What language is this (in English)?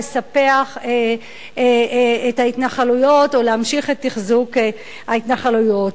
Hebrew